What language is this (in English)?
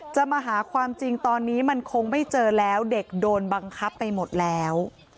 Thai